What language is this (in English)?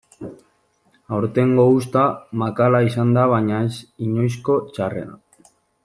Basque